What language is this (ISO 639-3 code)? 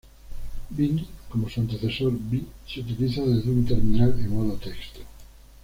spa